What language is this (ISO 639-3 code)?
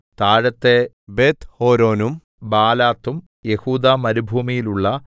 mal